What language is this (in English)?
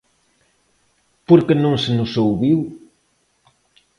Galician